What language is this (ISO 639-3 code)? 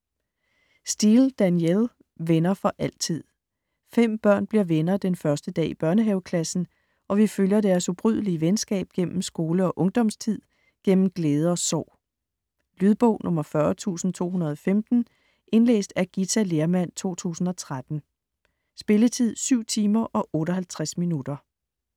dan